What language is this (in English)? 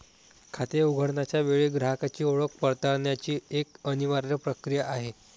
Marathi